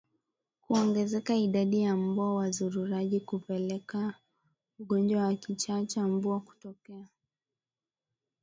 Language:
Swahili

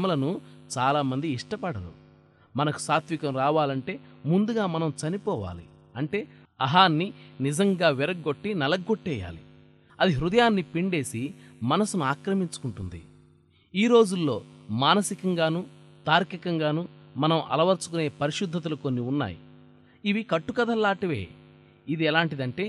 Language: Telugu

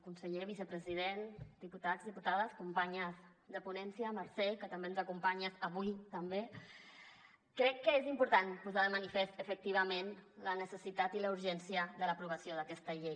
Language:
Catalan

